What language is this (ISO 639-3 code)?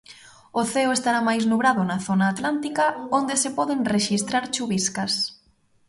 glg